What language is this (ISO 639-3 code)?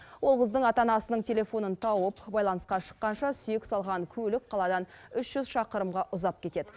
kaz